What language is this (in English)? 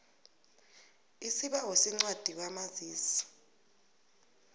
South Ndebele